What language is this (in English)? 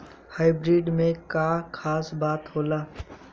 Bhojpuri